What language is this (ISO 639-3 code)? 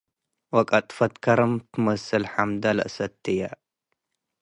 tig